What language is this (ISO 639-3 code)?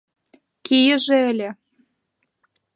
chm